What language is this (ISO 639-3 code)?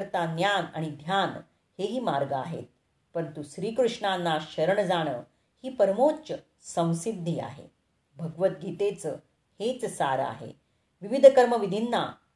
mar